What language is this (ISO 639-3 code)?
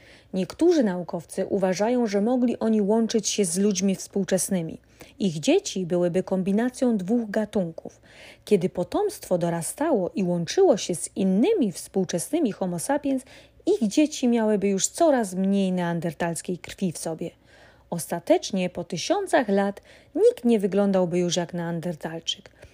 pol